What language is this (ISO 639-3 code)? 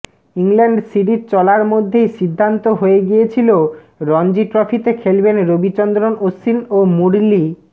ben